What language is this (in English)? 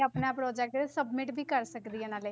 Punjabi